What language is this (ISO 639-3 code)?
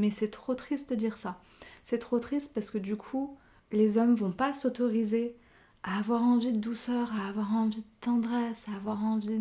fra